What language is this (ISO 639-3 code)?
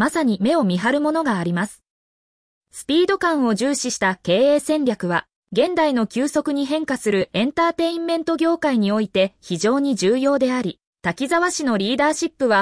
jpn